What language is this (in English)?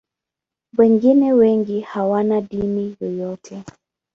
Swahili